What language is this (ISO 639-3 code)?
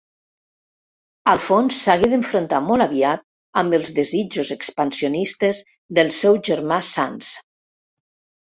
cat